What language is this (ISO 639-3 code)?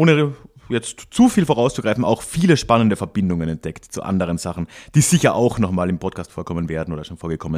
deu